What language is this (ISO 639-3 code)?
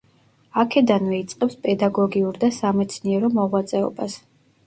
kat